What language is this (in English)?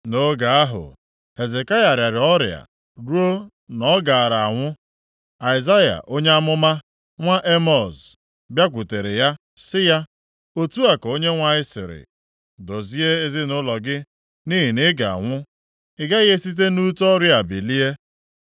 Igbo